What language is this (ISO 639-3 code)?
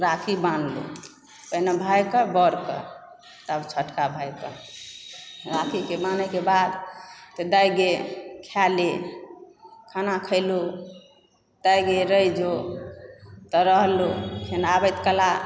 mai